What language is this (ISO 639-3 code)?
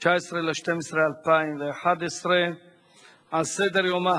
heb